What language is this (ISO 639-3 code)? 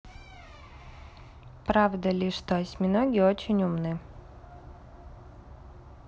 rus